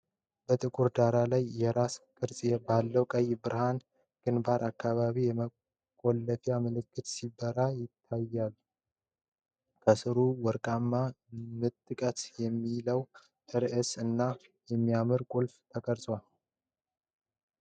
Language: Amharic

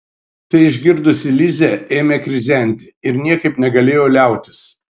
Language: Lithuanian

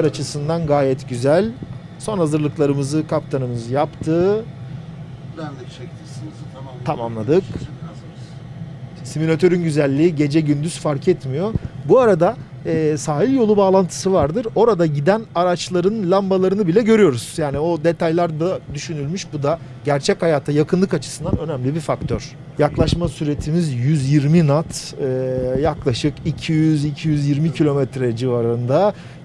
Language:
Turkish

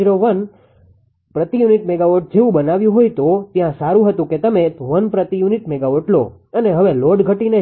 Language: Gujarati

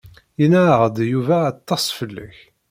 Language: Kabyle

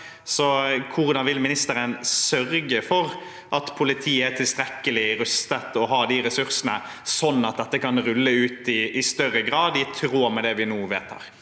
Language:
Norwegian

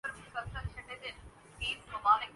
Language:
Urdu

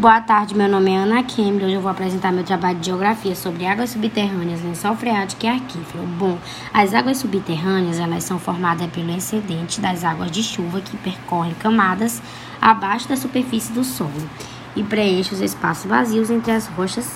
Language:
Portuguese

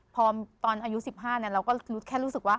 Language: Thai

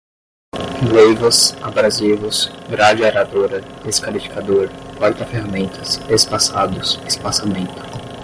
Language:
Portuguese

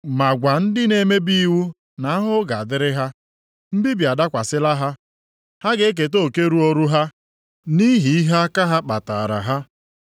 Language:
Igbo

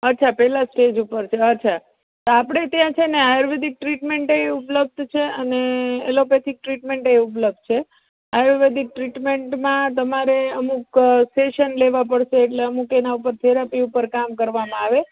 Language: Gujarati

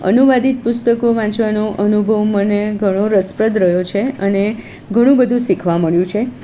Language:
Gujarati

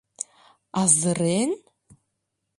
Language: Mari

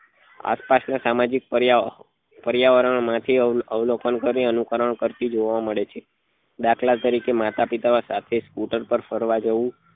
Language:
Gujarati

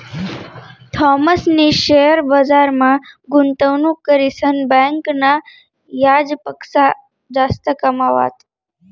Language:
Marathi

